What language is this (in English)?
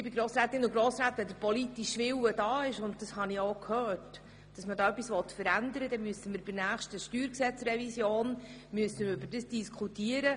Swiss German